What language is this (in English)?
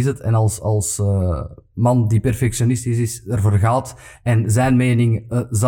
Dutch